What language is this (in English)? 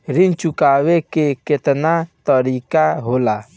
Bhojpuri